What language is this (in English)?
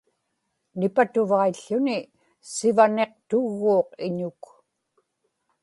Inupiaq